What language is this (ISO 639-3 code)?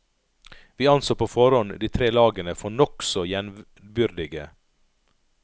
nor